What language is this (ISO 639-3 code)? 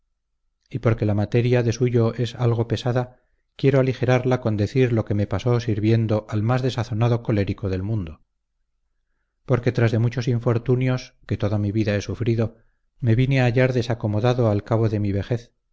spa